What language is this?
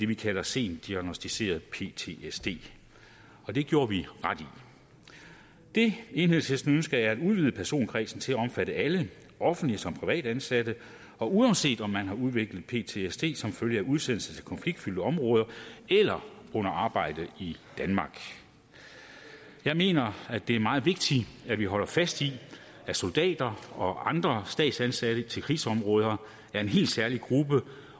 Danish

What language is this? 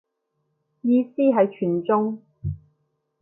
Cantonese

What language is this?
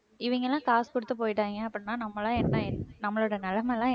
Tamil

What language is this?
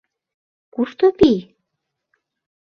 Mari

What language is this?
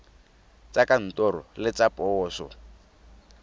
Tswana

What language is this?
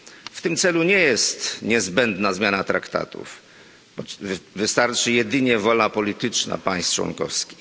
Polish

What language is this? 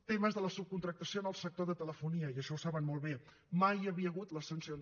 Catalan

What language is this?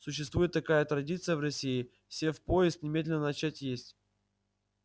Russian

